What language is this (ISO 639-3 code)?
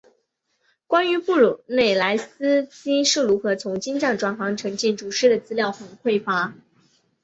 zho